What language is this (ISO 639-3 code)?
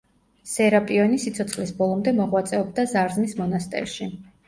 kat